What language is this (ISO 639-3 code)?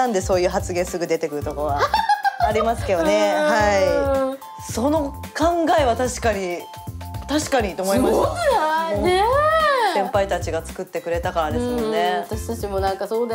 jpn